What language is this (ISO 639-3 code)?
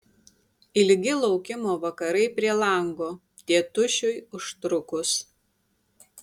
lit